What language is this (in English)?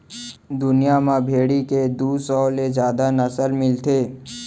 Chhattisgarhi